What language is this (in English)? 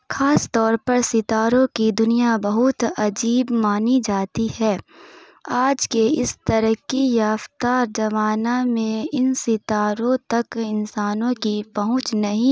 Urdu